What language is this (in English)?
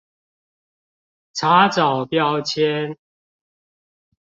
Chinese